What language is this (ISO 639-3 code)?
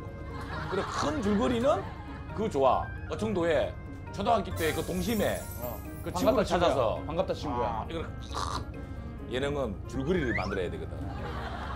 kor